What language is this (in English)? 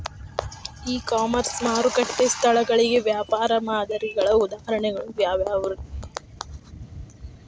Kannada